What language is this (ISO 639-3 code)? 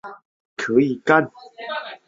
zho